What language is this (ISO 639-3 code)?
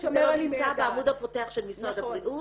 heb